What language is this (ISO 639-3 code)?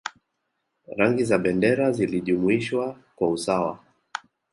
swa